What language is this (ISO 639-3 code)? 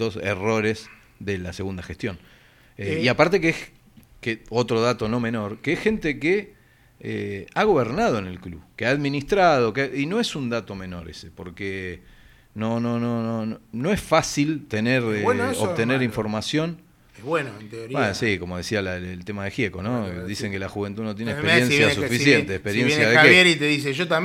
spa